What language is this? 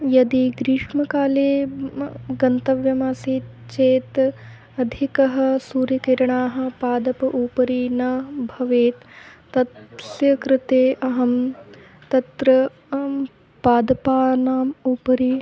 Sanskrit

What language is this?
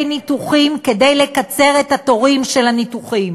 Hebrew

